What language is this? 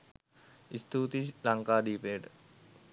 Sinhala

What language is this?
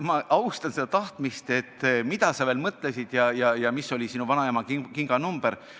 Estonian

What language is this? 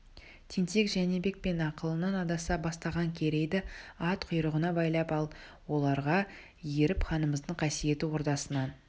Kazakh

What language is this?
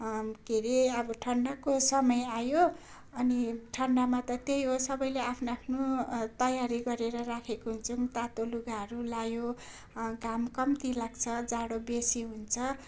Nepali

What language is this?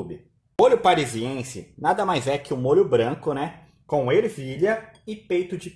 Portuguese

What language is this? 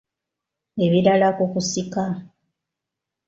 Ganda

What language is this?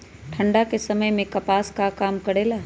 Magahi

